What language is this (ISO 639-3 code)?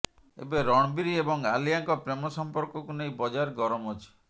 ori